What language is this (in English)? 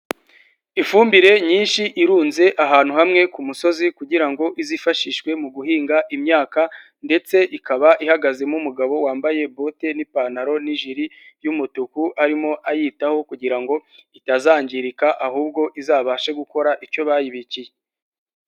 Kinyarwanda